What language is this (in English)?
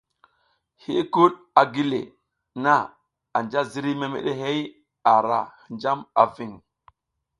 South Giziga